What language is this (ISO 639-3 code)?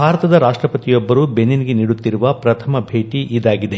kan